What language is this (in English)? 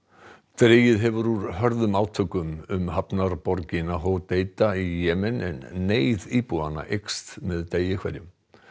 Icelandic